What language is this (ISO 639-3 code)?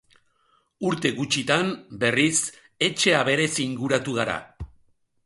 eus